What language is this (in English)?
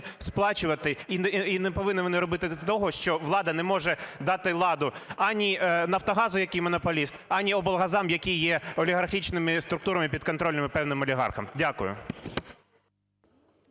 Ukrainian